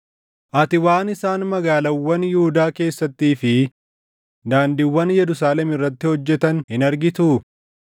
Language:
Oromo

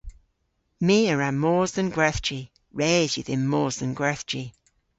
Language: Cornish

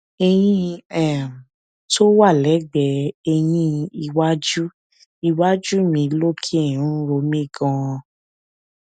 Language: Yoruba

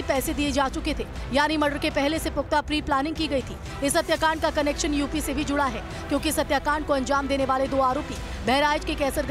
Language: Hindi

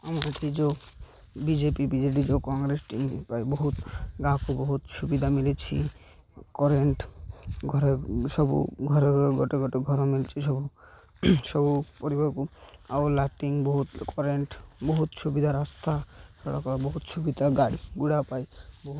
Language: Odia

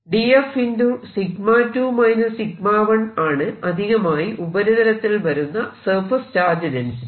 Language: Malayalam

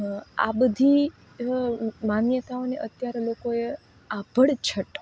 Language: Gujarati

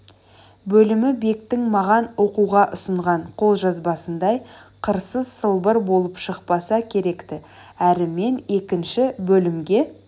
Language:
Kazakh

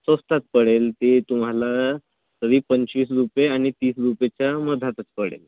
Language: Marathi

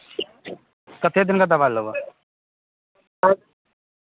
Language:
Maithili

